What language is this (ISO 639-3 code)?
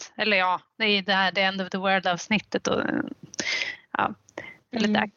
swe